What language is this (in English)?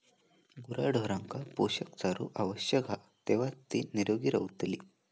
Marathi